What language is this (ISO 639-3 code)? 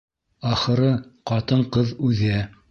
bak